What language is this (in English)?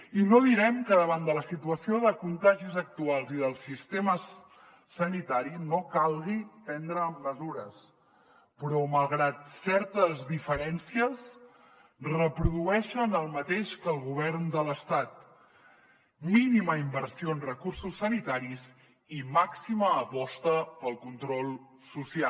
Catalan